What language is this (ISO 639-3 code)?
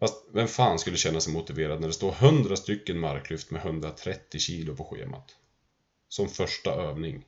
swe